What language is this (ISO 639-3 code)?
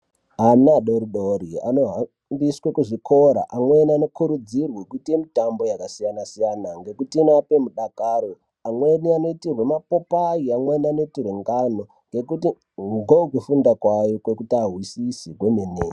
ndc